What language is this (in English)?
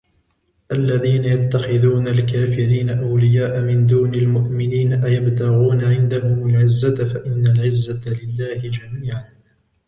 Arabic